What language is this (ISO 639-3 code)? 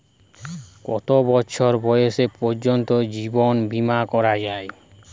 ben